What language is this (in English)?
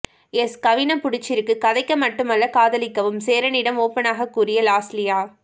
Tamil